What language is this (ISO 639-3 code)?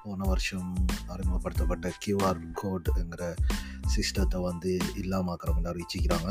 tam